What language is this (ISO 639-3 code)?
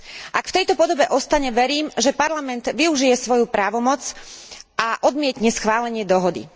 slk